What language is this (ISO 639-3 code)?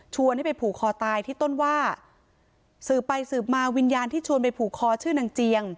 tha